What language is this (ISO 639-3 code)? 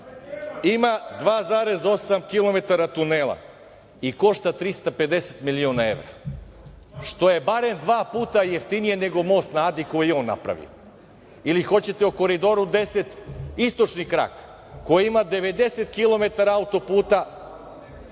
srp